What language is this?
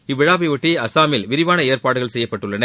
Tamil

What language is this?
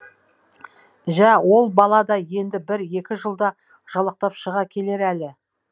Kazakh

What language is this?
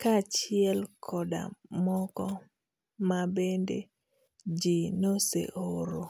Luo (Kenya and Tanzania)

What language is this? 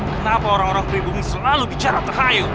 Indonesian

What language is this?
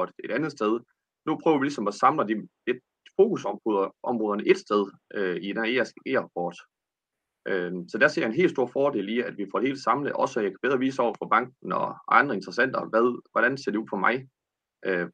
Danish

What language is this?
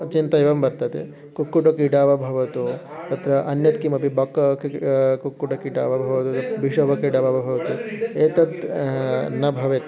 Sanskrit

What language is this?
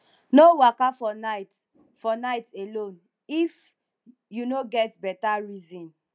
Nigerian Pidgin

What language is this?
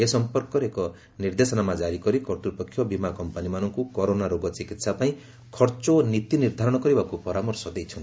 Odia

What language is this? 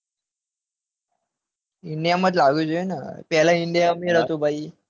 Gujarati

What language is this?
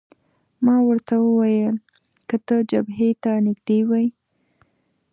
Pashto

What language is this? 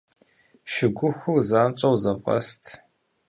Kabardian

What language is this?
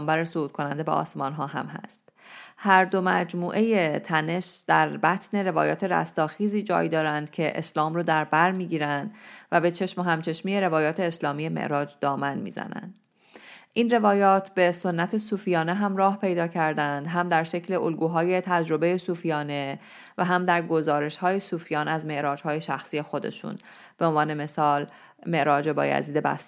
Persian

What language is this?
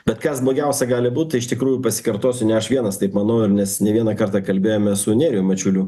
Lithuanian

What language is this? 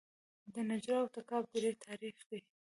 Pashto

